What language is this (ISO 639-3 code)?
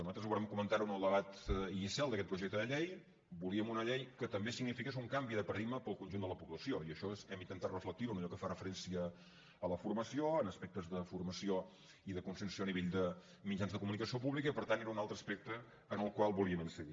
cat